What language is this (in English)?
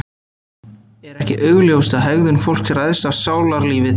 Icelandic